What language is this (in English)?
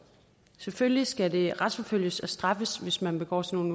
Danish